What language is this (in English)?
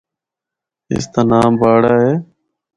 Northern Hindko